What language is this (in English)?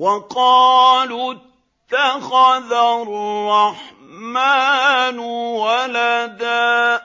Arabic